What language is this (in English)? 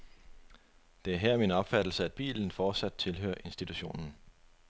Danish